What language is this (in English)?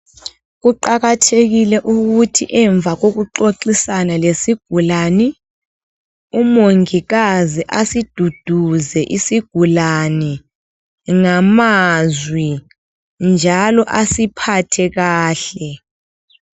North Ndebele